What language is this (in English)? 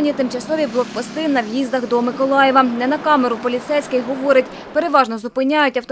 Ukrainian